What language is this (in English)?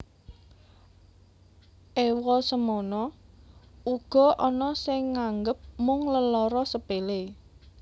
Javanese